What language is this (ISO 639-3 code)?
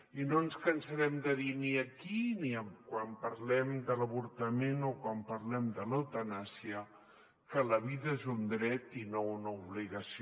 cat